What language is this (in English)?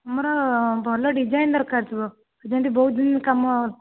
Odia